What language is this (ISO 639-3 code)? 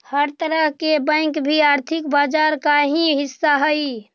mag